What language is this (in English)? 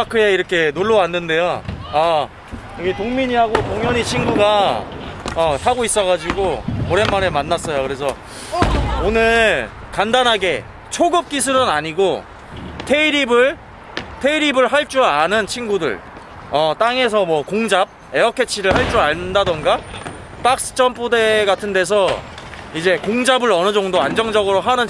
Korean